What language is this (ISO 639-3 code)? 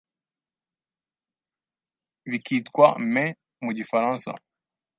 kin